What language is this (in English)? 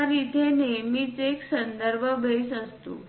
Marathi